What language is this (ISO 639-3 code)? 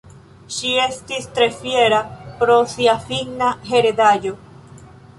epo